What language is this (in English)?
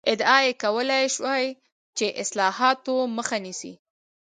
Pashto